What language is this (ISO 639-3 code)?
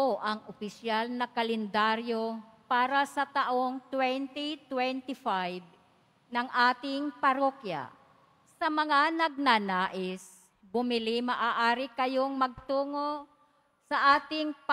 fil